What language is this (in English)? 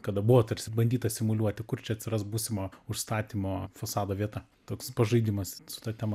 Lithuanian